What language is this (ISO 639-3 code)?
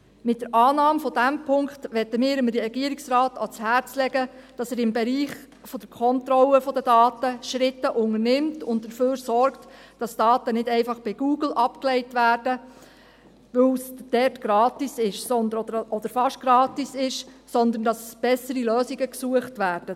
gsw